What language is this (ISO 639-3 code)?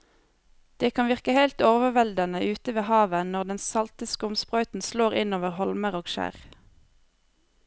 nor